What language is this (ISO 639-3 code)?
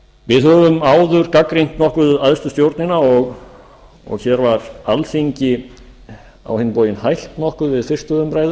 isl